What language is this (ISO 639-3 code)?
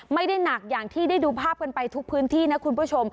tha